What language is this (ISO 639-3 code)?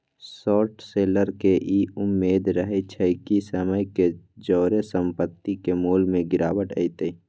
mag